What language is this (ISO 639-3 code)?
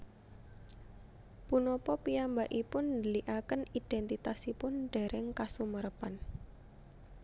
jav